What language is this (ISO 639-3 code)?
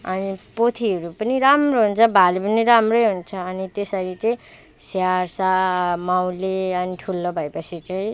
nep